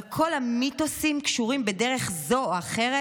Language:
Hebrew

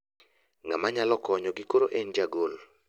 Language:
Luo (Kenya and Tanzania)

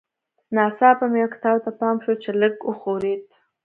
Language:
Pashto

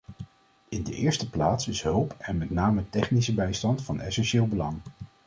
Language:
Dutch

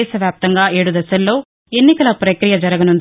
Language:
Telugu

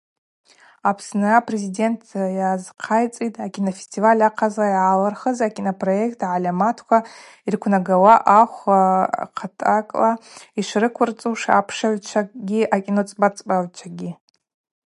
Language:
Abaza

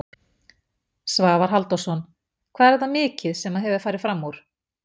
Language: Icelandic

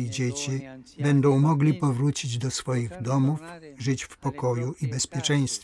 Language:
Polish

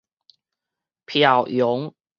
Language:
Min Nan Chinese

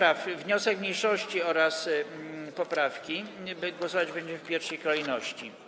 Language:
Polish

